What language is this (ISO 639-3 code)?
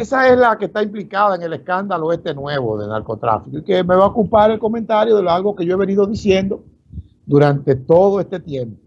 spa